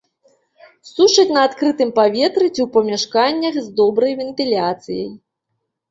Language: Belarusian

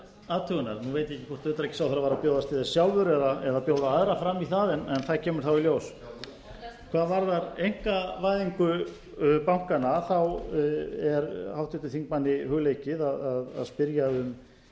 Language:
Icelandic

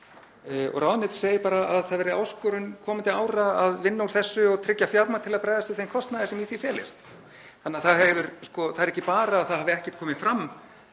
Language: Icelandic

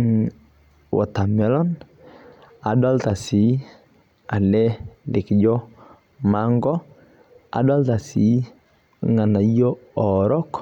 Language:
Masai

